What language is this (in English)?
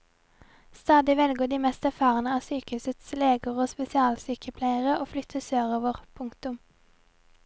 Norwegian